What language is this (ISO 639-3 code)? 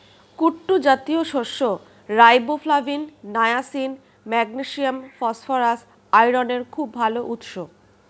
ben